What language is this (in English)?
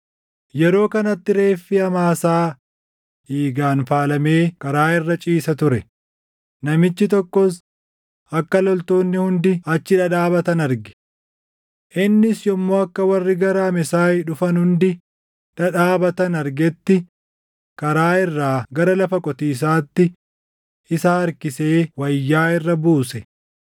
Oromo